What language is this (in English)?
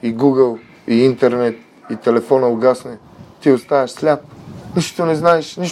Bulgarian